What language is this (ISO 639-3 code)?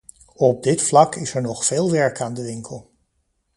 nld